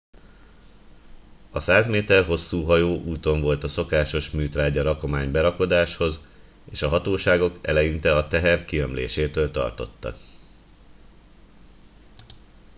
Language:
Hungarian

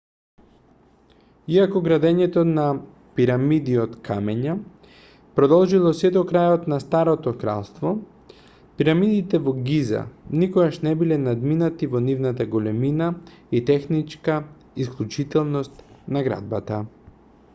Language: Macedonian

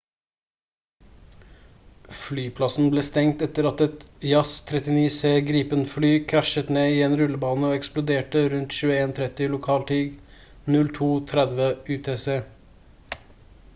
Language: Norwegian Bokmål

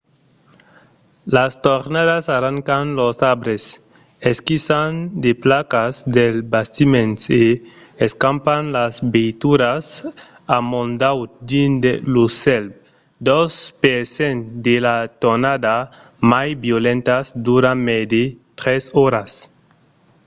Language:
Occitan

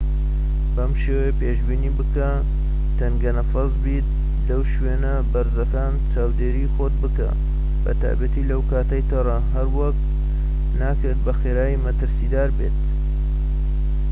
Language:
Central Kurdish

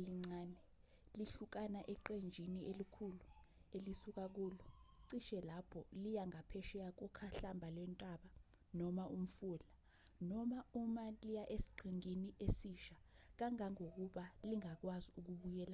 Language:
Zulu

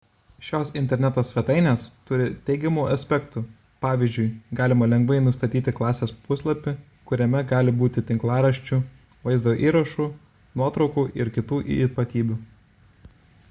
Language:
Lithuanian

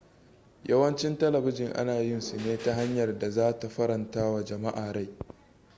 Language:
Hausa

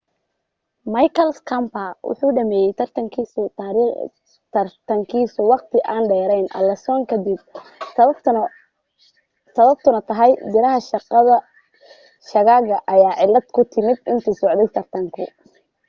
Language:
Somali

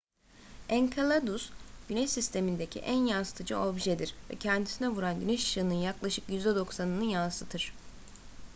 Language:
Turkish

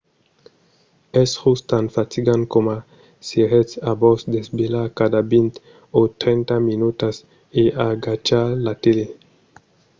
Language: Occitan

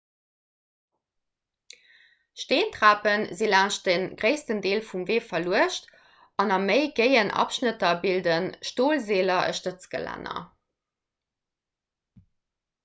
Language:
Luxembourgish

